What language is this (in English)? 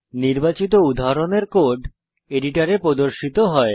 Bangla